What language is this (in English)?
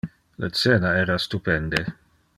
Interlingua